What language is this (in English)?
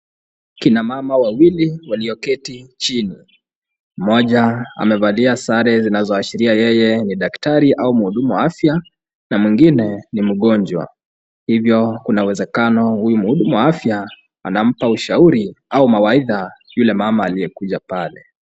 Swahili